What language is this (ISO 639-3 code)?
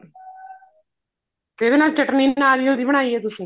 pan